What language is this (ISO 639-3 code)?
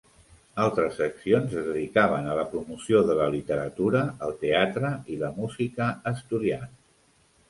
cat